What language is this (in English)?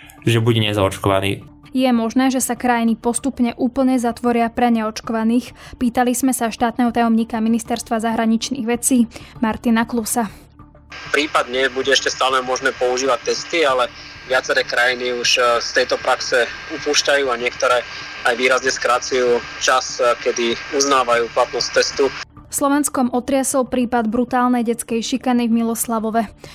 Slovak